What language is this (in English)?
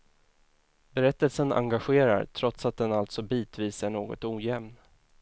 Swedish